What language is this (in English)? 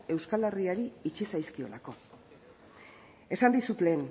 Basque